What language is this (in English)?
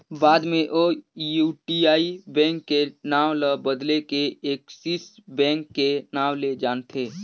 Chhattisgarhi